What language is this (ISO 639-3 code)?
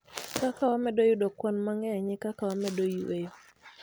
luo